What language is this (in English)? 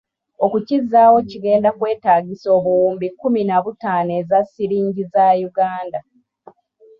Ganda